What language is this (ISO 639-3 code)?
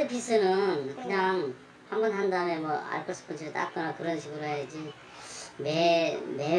kor